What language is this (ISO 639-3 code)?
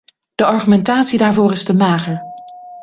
nld